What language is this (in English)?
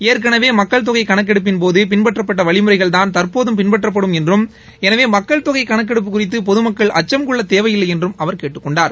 Tamil